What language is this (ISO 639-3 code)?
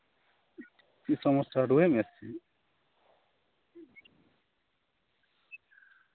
sat